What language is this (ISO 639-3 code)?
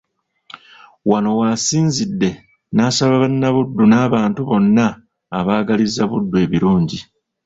lug